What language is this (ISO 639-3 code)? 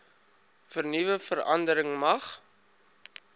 afr